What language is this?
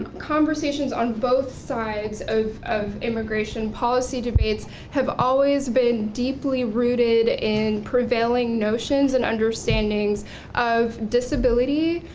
English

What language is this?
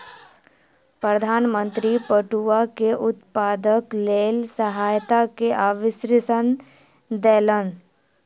Maithili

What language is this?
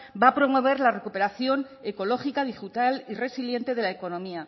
Spanish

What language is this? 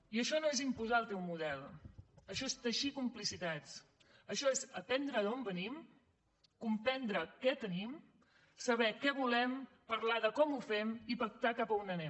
Catalan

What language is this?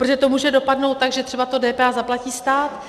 Czech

